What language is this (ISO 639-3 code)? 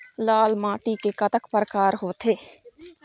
hne